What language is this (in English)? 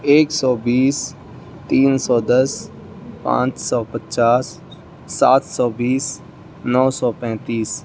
Urdu